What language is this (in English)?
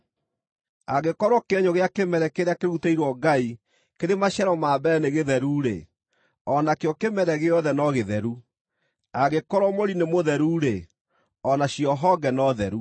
Kikuyu